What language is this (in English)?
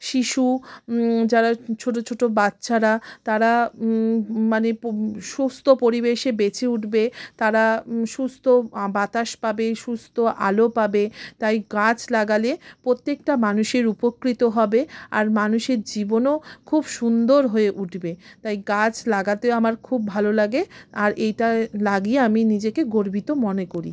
Bangla